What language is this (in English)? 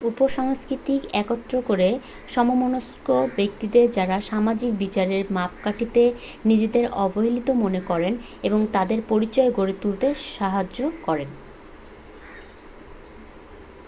Bangla